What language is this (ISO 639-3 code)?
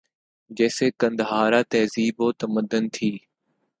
urd